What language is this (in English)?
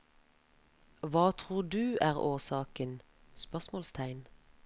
Norwegian